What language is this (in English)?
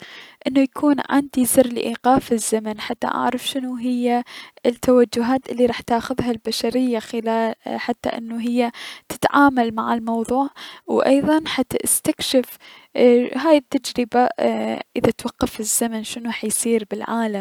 Mesopotamian Arabic